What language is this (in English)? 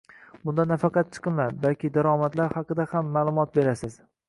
Uzbek